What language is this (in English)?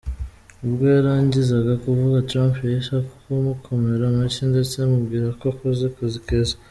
Kinyarwanda